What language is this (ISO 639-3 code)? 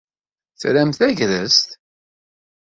kab